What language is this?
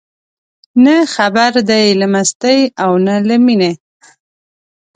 Pashto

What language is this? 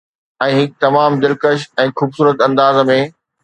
Sindhi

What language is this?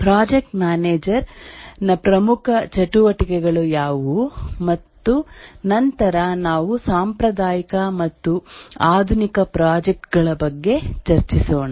Kannada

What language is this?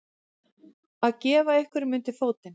Icelandic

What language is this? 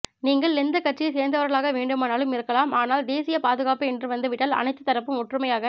Tamil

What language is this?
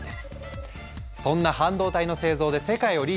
Japanese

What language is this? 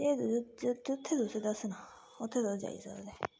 Dogri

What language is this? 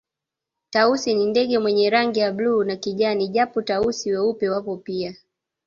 Swahili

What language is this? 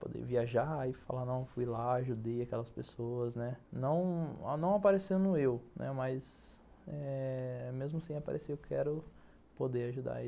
Portuguese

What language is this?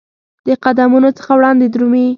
Pashto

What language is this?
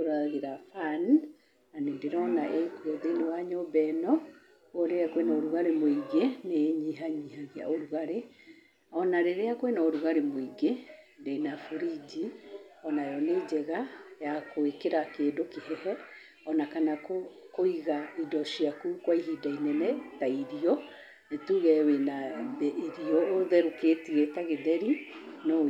Kikuyu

